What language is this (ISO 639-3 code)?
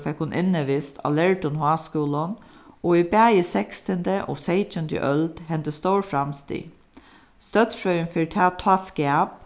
fao